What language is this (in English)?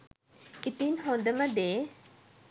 Sinhala